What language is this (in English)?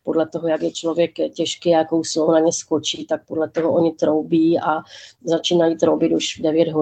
Czech